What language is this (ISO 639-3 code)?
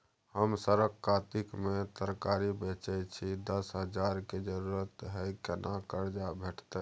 mai